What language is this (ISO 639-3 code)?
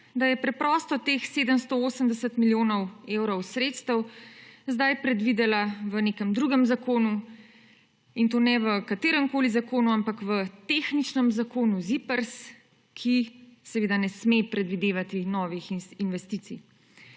slv